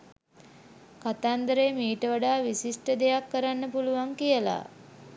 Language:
Sinhala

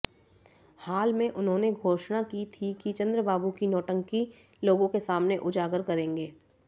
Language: Hindi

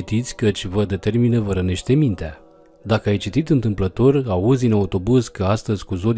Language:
Romanian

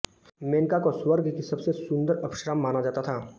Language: Hindi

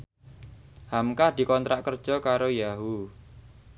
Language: Javanese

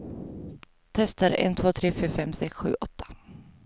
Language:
Swedish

